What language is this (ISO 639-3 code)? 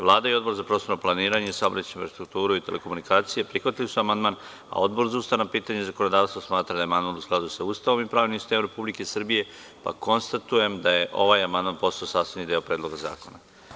srp